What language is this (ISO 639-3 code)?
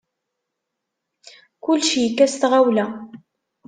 kab